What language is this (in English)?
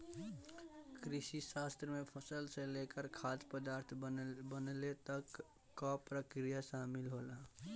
Bhojpuri